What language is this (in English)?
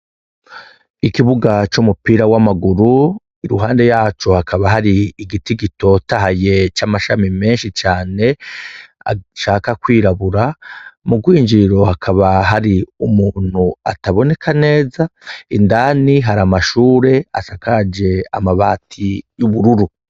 Rundi